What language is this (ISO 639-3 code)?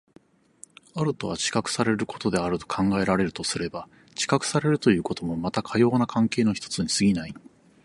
jpn